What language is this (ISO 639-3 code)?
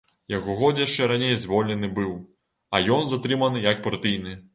bel